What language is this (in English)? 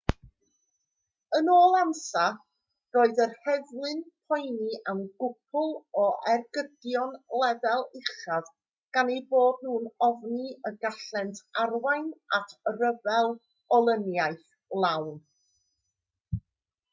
Welsh